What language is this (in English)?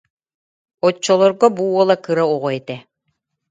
Yakut